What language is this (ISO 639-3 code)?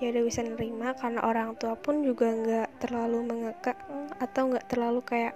ind